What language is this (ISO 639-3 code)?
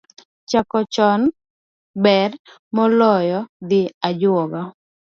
luo